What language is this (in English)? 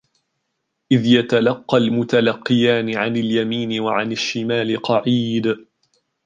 Arabic